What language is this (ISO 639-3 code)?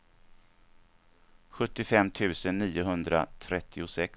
swe